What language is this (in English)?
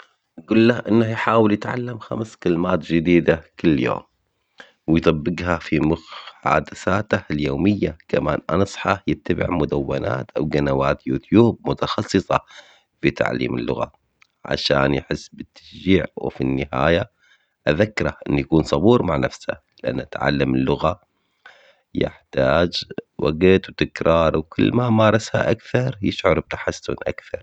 Omani Arabic